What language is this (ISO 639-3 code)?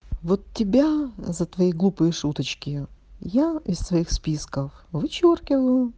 rus